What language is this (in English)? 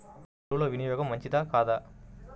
Telugu